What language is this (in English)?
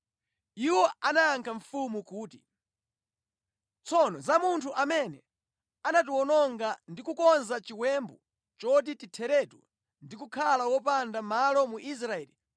Nyanja